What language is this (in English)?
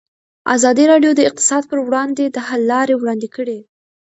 Pashto